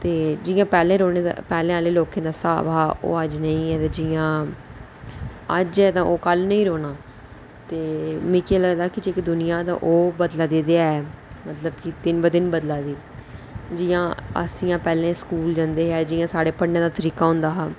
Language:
Dogri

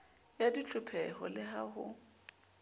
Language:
Southern Sotho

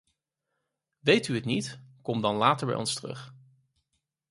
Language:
Dutch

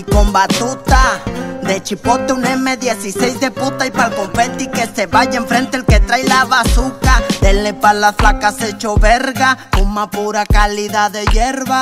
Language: Spanish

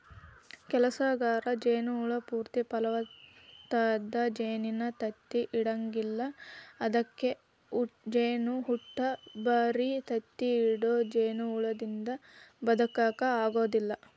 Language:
Kannada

